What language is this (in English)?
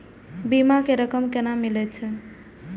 Maithili